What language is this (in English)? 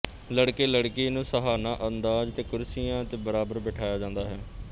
Punjabi